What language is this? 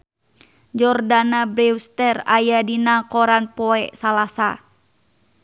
Sundanese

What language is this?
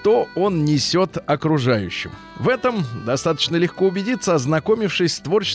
Russian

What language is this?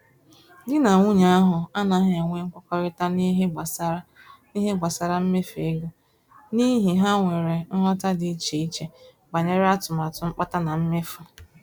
Igbo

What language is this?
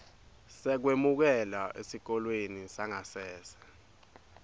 Swati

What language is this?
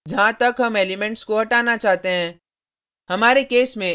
Hindi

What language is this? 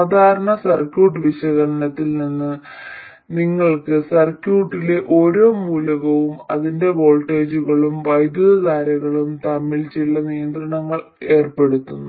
Malayalam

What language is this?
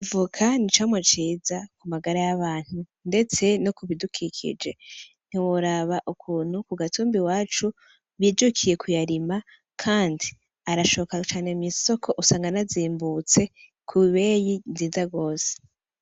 Rundi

